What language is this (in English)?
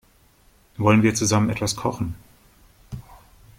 German